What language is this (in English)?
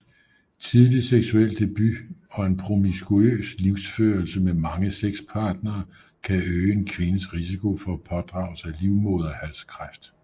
Danish